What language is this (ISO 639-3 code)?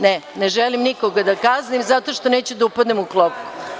srp